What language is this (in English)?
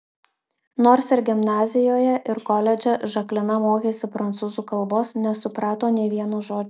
Lithuanian